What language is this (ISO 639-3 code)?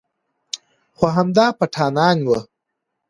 pus